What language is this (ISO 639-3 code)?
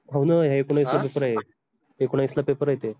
mar